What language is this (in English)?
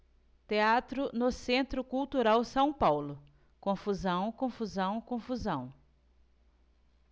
Portuguese